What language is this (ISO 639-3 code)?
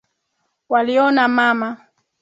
swa